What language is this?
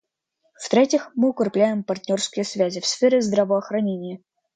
Russian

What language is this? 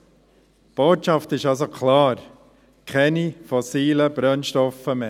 Swiss German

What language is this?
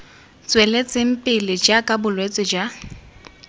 Tswana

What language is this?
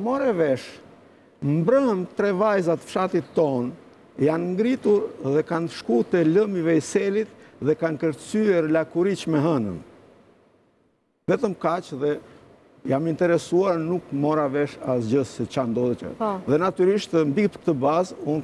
Romanian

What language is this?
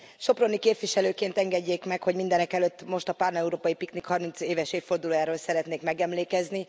Hungarian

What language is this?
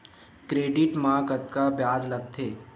Chhattisgarhi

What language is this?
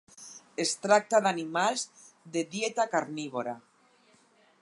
Catalan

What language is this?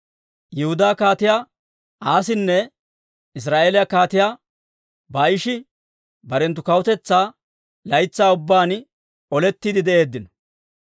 Dawro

